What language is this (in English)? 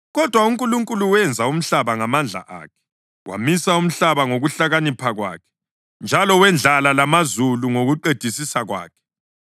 North Ndebele